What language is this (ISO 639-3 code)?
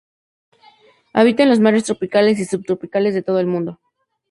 spa